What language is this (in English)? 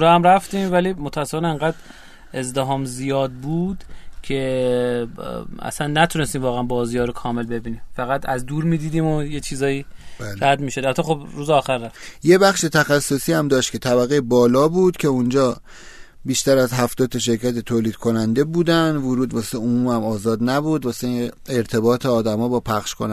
Persian